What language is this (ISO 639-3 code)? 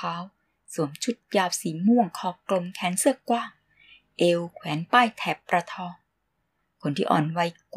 tha